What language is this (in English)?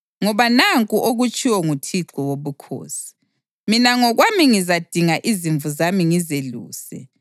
North Ndebele